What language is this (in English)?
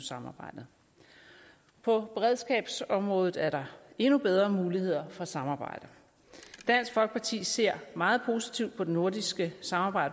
Danish